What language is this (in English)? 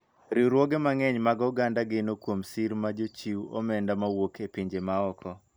Luo (Kenya and Tanzania)